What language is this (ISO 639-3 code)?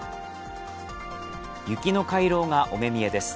jpn